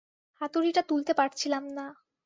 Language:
Bangla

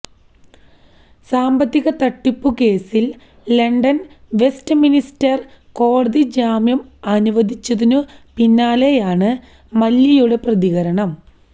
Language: Malayalam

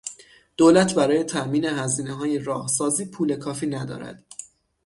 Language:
Persian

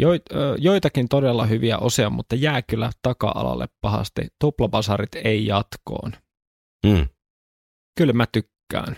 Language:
Finnish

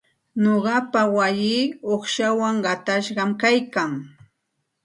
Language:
Santa Ana de Tusi Pasco Quechua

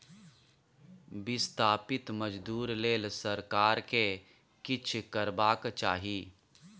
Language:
Maithili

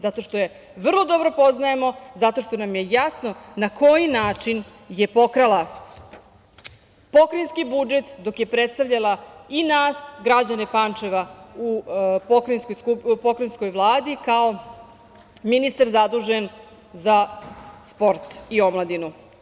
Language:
Serbian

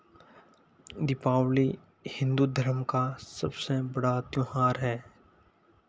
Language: Hindi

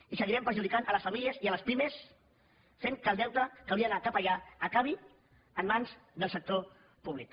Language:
Catalan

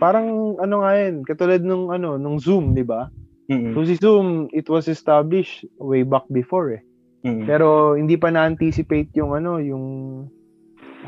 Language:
Filipino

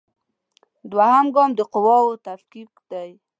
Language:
Pashto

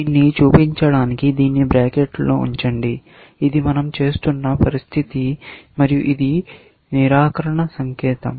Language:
Telugu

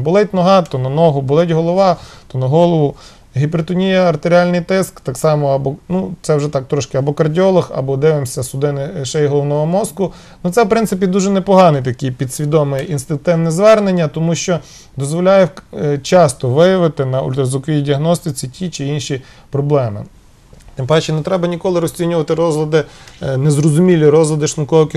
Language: Ukrainian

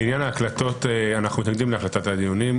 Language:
Hebrew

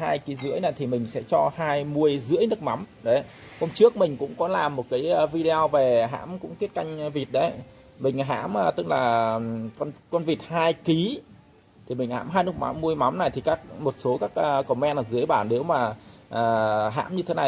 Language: Vietnamese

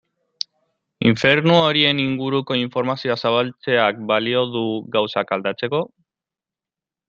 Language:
Basque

